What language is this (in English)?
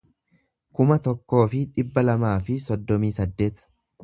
Oromo